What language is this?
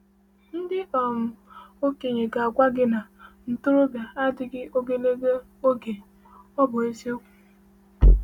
Igbo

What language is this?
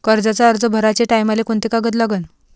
Marathi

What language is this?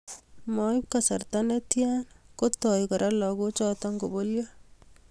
Kalenjin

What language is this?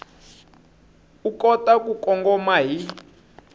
Tsonga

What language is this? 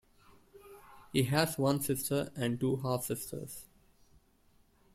English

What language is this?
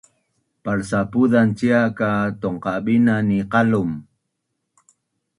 Bunun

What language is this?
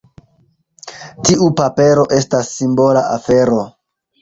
Esperanto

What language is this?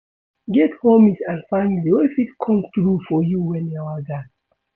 Nigerian Pidgin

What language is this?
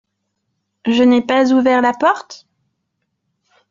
French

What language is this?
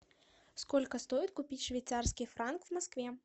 Russian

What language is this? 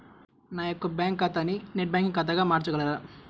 Telugu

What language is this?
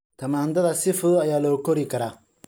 Somali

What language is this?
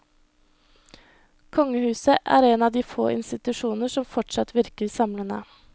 Norwegian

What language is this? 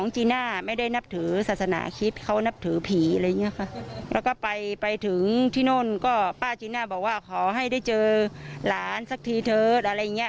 Thai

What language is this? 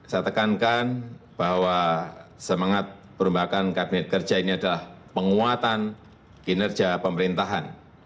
Indonesian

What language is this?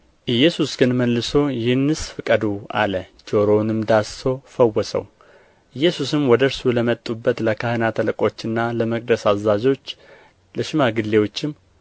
Amharic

